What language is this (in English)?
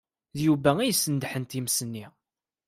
Kabyle